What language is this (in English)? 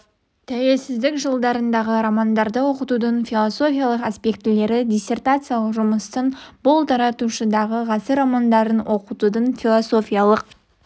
Kazakh